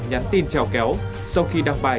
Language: Vietnamese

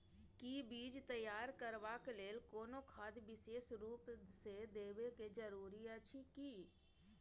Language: Maithili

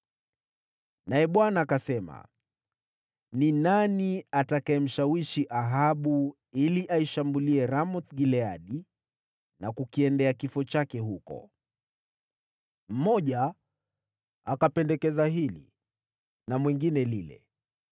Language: Swahili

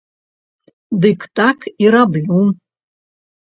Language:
Belarusian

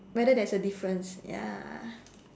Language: English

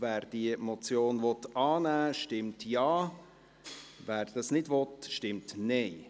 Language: Swiss German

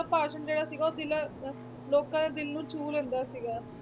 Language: Punjabi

